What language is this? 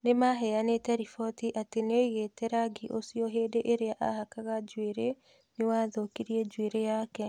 Kikuyu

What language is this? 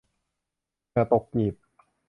Thai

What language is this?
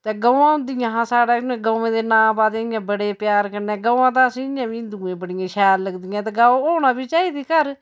Dogri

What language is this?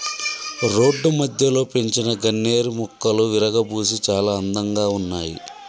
Telugu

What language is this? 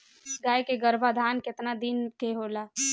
Bhojpuri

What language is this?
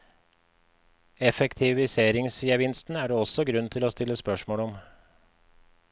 Norwegian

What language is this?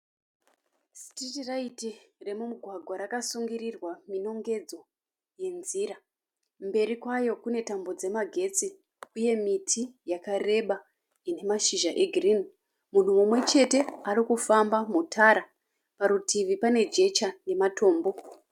Shona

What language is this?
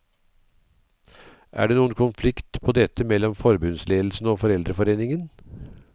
Norwegian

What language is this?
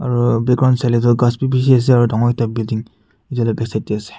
Naga Pidgin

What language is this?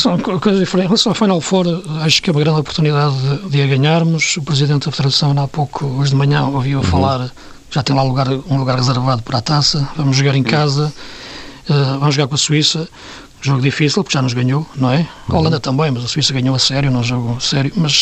Portuguese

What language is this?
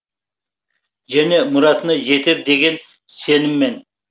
Kazakh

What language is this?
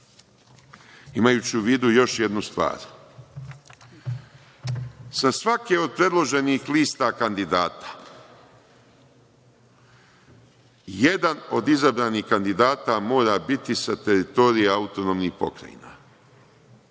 Serbian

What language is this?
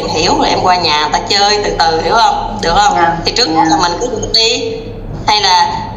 Vietnamese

